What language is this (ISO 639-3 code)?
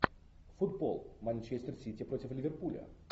rus